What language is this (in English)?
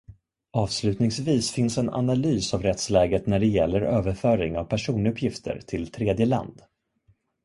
Swedish